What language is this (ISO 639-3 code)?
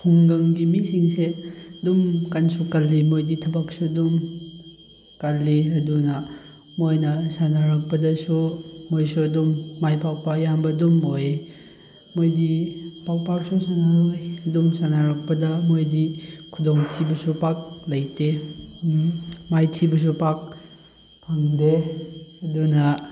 mni